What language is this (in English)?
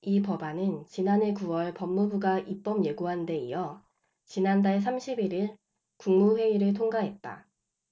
Korean